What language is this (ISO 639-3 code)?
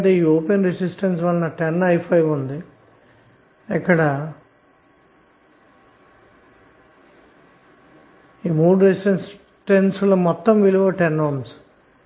tel